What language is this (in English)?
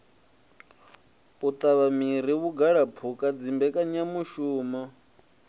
Venda